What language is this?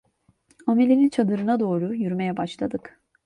Turkish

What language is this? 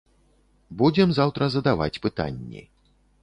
Belarusian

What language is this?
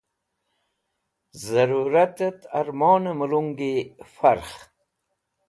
Wakhi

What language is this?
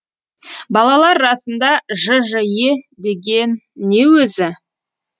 Kazakh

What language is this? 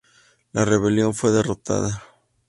Spanish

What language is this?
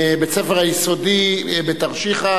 Hebrew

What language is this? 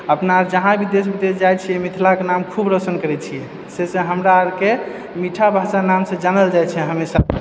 Maithili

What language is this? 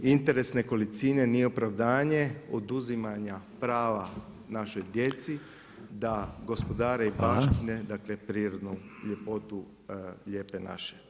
Croatian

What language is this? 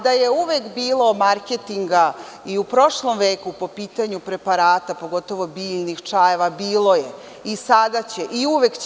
Serbian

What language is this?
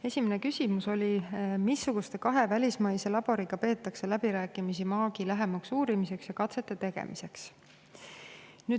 Estonian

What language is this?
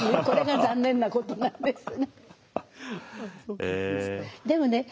Japanese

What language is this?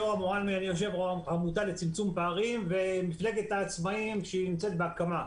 Hebrew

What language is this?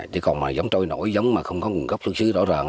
Vietnamese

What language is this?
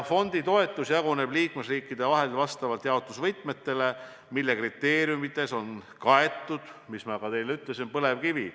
Estonian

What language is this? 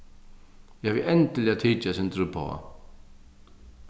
Faroese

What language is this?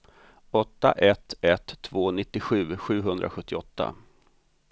Swedish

